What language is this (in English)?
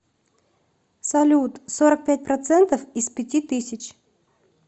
Russian